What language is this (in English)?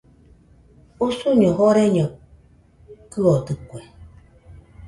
Nüpode Huitoto